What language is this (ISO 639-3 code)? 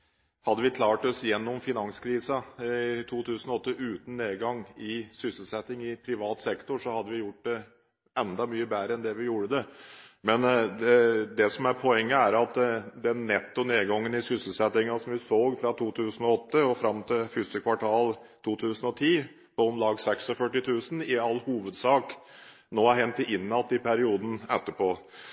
nob